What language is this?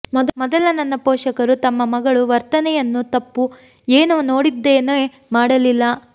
Kannada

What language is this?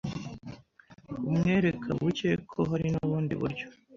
Kinyarwanda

